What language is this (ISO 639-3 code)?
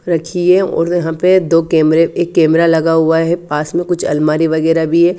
hin